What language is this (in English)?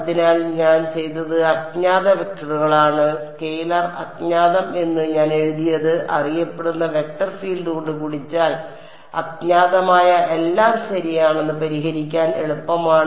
Malayalam